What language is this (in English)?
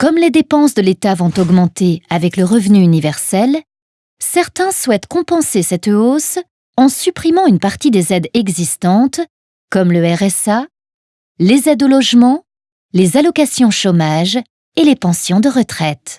French